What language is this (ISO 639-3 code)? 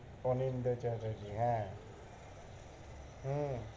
ben